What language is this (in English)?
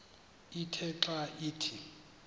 Xhosa